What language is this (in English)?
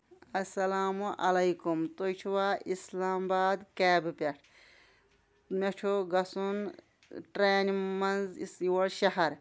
Kashmiri